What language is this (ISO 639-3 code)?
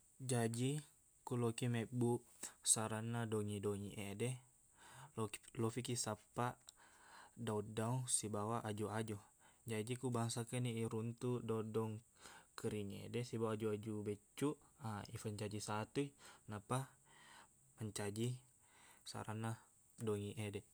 bug